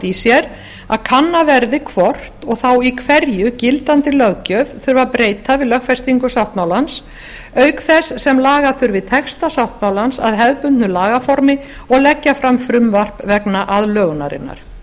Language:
Icelandic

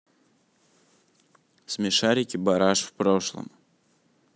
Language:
Russian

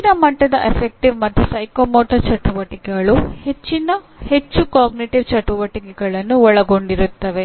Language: Kannada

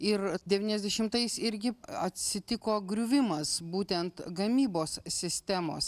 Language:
Lithuanian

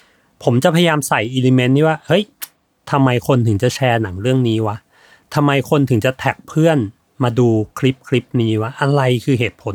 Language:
Thai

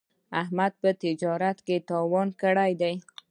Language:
Pashto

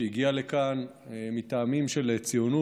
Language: Hebrew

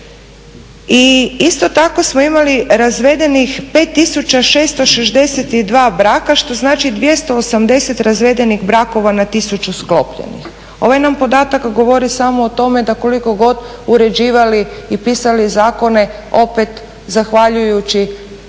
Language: Croatian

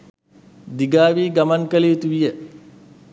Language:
Sinhala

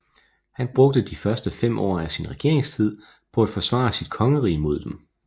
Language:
Danish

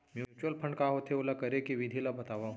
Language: Chhattisgarhi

